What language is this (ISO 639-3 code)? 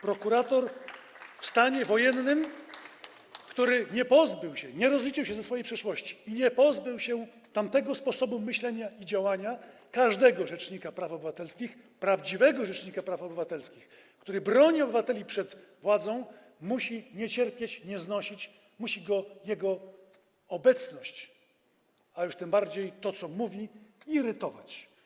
pol